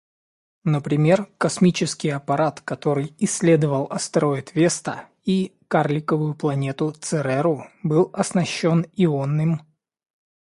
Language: Russian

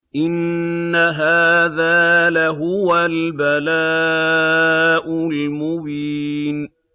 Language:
Arabic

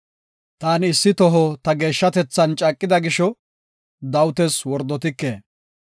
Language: Gofa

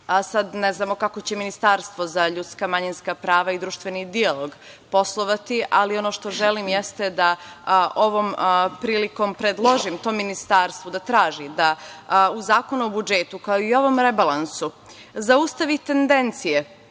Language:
Serbian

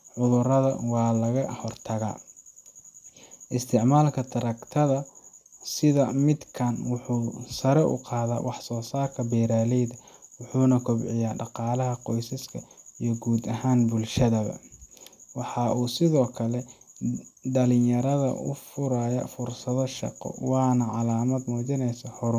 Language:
Somali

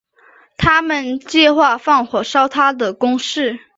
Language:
Chinese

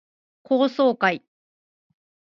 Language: Japanese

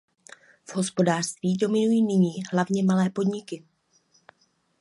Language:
Czech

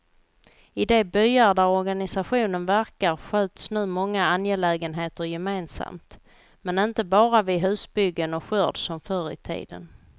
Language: Swedish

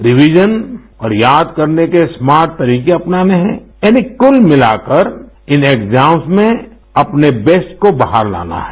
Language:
Hindi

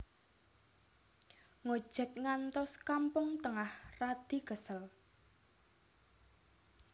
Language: Javanese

